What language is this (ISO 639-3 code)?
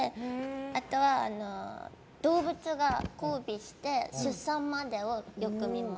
jpn